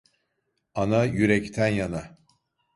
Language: Turkish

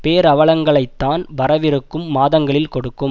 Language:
Tamil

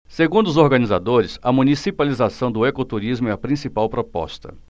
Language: Portuguese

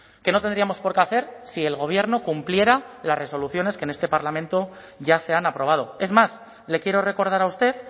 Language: Spanish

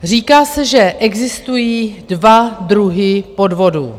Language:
Czech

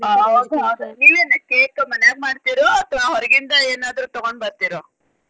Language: Kannada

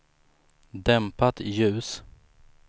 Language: Swedish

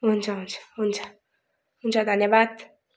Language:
Nepali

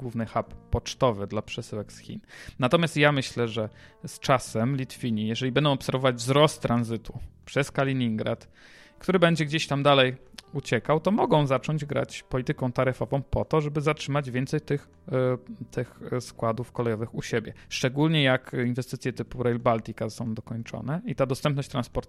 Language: Polish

